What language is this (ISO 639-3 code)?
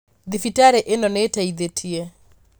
kik